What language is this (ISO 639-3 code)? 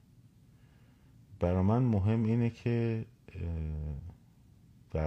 fas